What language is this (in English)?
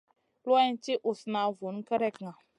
Masana